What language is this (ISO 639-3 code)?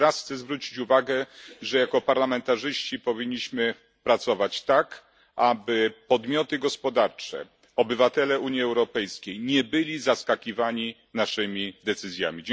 pol